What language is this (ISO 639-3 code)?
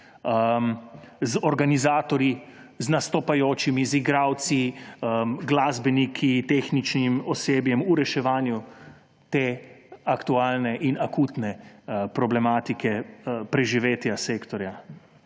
slv